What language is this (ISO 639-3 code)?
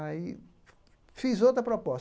por